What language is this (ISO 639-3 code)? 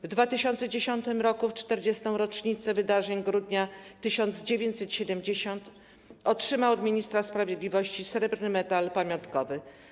pol